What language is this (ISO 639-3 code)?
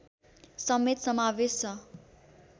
nep